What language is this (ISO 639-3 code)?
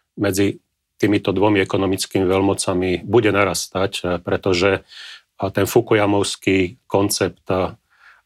slk